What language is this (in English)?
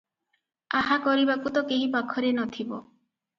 Odia